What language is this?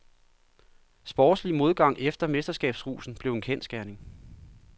Danish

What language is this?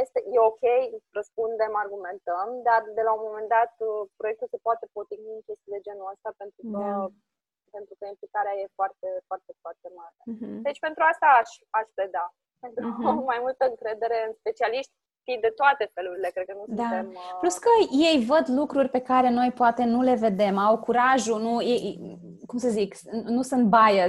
Romanian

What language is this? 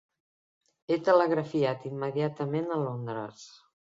Catalan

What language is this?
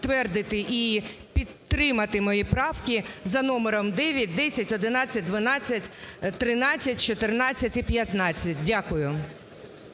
Ukrainian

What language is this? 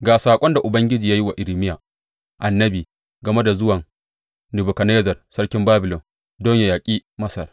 Hausa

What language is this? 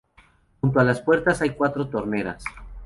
Spanish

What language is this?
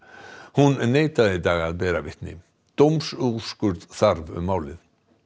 Icelandic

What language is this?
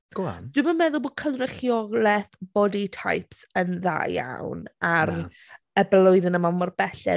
Welsh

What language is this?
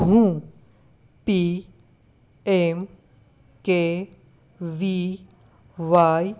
Gujarati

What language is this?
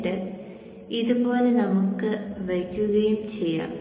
Malayalam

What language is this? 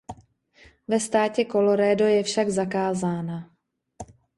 Czech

